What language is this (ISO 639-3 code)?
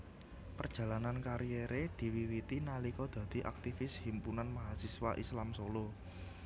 jav